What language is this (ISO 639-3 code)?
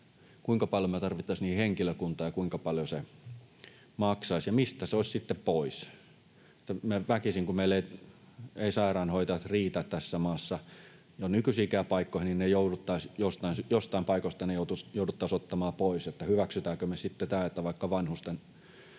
fin